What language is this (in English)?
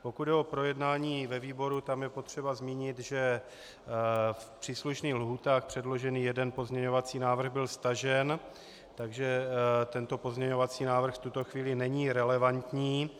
Czech